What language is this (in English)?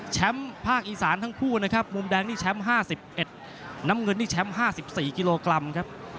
Thai